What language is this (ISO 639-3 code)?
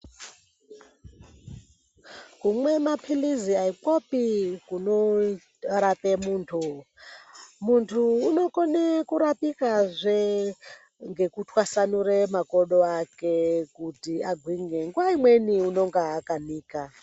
ndc